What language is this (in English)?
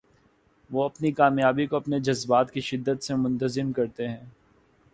Urdu